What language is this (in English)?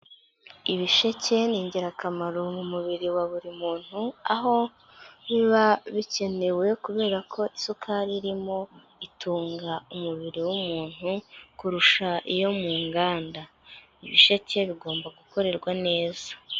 Kinyarwanda